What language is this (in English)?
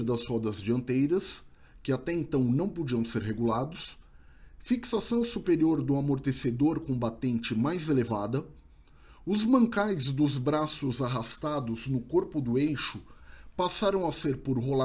Portuguese